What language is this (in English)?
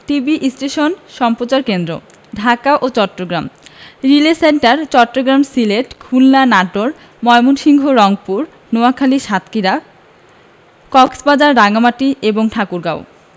Bangla